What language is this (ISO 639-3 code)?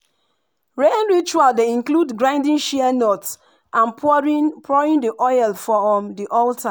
pcm